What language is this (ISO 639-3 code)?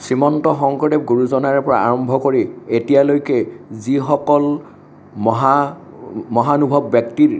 asm